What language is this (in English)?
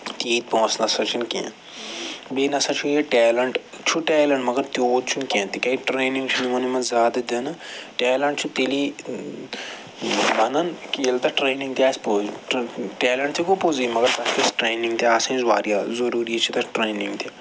Kashmiri